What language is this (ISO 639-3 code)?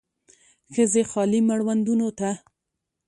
pus